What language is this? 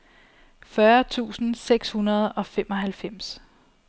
Danish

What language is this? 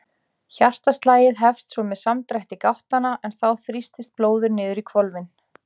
Icelandic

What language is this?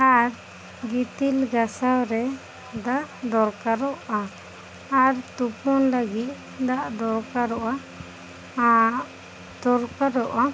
Santali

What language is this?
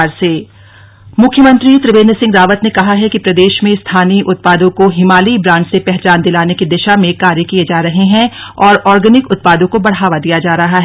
Hindi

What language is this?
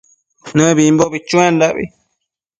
Matsés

